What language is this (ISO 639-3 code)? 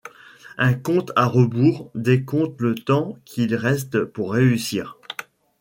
fra